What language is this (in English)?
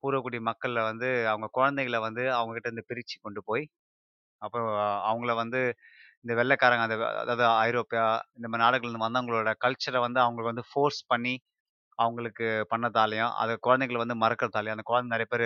Tamil